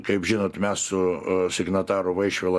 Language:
Lithuanian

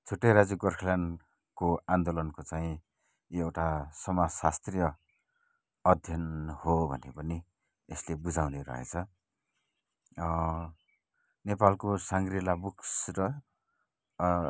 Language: Nepali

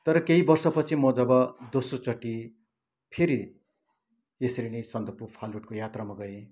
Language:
Nepali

